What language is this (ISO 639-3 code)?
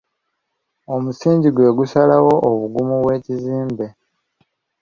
lug